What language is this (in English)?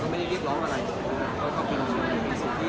Thai